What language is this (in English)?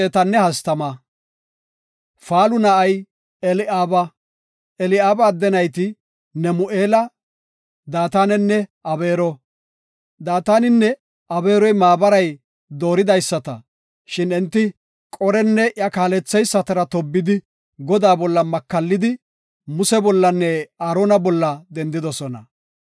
Gofa